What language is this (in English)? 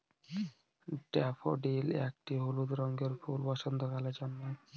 Bangla